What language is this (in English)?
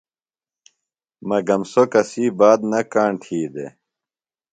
Phalura